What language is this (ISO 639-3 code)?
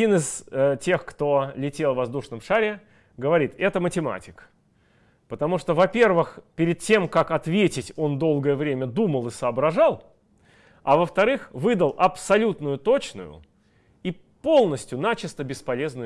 rus